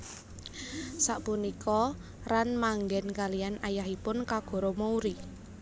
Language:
Javanese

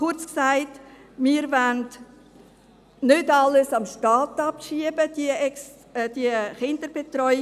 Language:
Swiss German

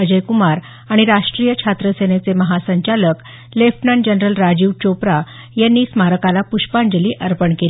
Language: Marathi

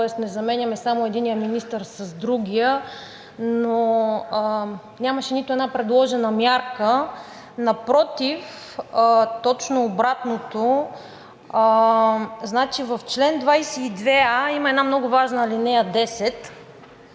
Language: Bulgarian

